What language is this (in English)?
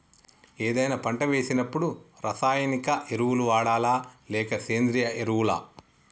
Telugu